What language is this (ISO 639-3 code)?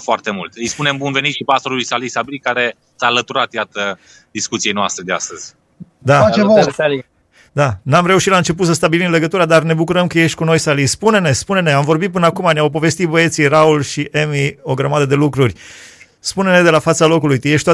ron